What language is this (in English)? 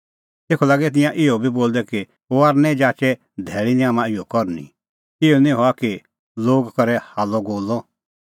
Kullu Pahari